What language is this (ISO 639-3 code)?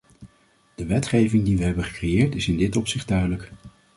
nld